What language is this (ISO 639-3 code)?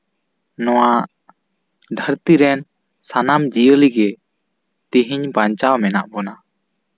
sat